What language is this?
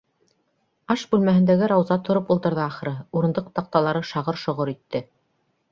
Bashkir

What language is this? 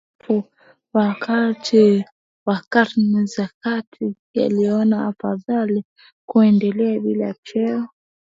Swahili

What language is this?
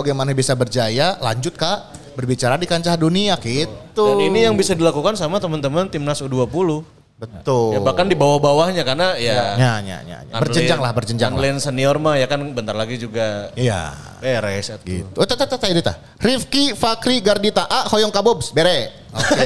Indonesian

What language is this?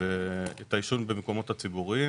Hebrew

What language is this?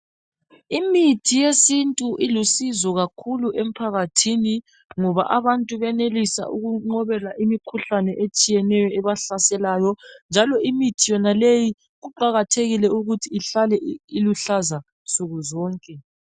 North Ndebele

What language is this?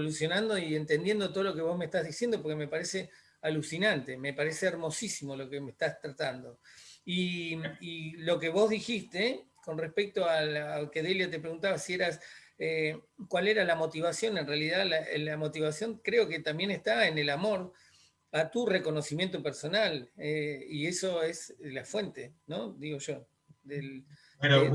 Spanish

